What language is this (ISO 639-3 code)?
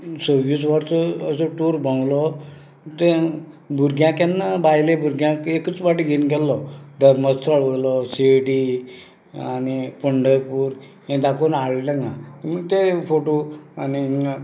kok